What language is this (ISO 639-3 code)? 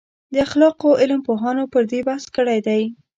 pus